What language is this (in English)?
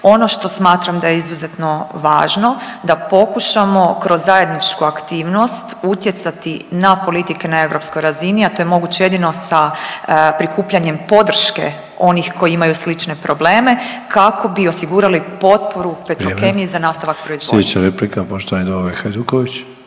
Croatian